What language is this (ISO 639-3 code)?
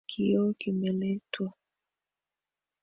swa